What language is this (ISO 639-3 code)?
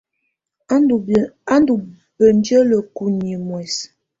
tvu